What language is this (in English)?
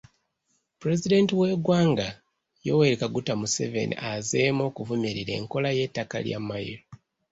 Ganda